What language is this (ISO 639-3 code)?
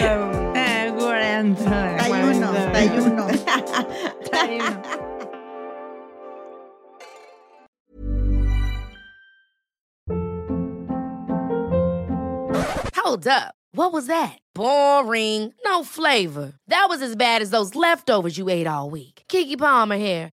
spa